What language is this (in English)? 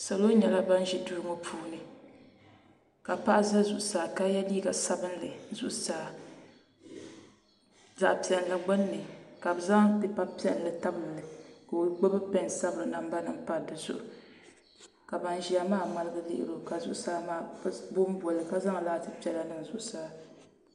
Dagbani